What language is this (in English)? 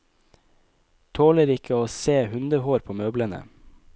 Norwegian